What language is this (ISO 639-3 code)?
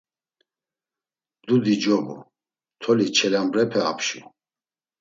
lzz